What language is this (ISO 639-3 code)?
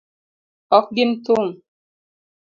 luo